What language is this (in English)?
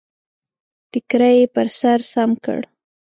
Pashto